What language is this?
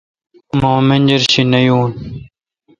Kalkoti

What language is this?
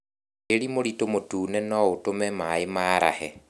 Kikuyu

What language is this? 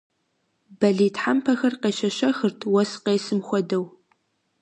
Kabardian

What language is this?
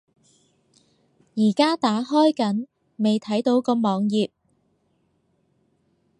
Cantonese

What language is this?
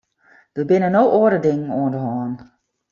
Western Frisian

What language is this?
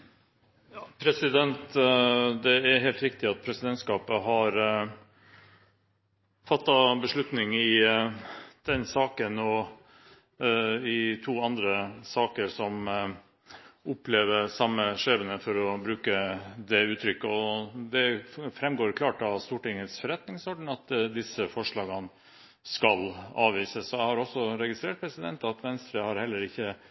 Norwegian Bokmål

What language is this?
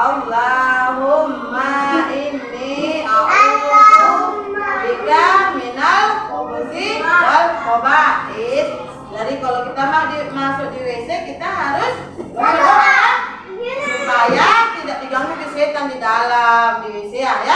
Indonesian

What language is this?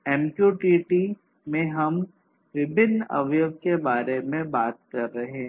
Hindi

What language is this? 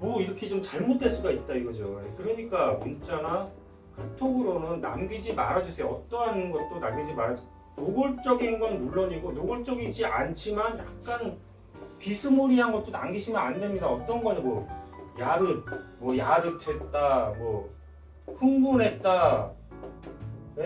Korean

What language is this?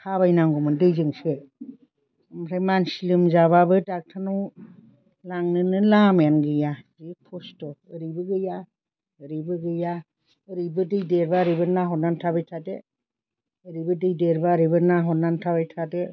Bodo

